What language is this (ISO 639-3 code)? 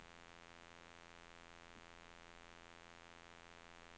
nor